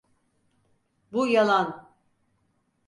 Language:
Turkish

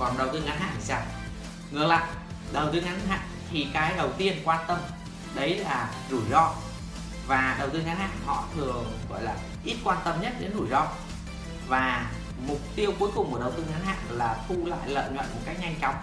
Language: Vietnamese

